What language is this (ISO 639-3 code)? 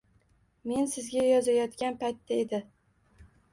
uzb